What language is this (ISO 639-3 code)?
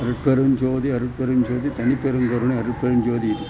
san